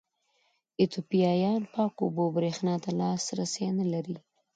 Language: Pashto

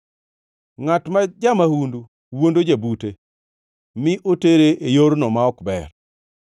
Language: Luo (Kenya and Tanzania)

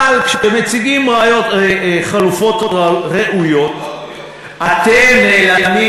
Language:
Hebrew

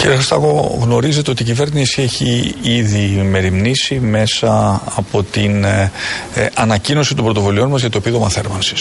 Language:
Greek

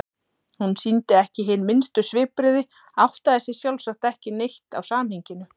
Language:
Icelandic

